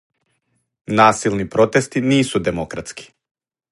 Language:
Serbian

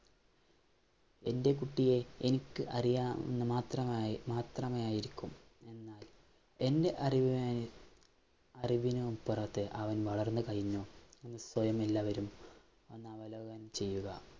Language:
Malayalam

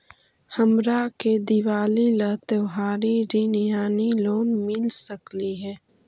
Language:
Magahi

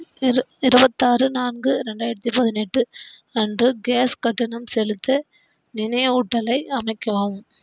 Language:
Tamil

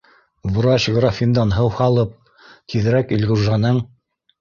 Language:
Bashkir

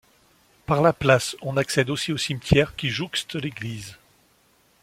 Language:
French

